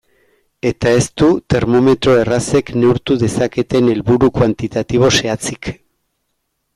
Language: Basque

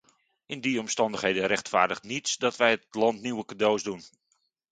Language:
Dutch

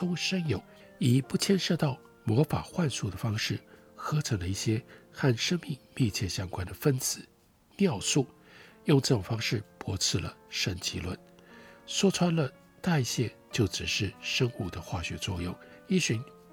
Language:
Chinese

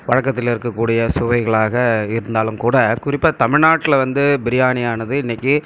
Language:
Tamil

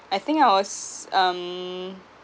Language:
English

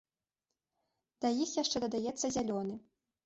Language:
Belarusian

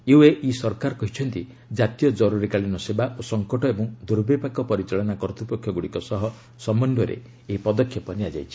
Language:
Odia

